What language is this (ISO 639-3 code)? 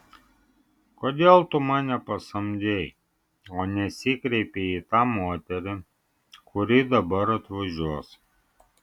lit